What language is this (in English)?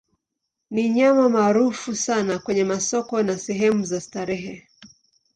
Swahili